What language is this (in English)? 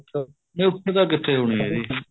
Punjabi